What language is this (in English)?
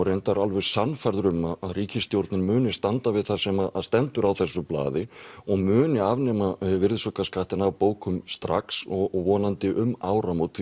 Icelandic